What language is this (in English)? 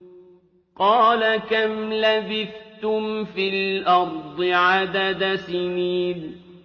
Arabic